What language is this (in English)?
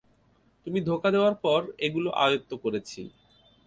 Bangla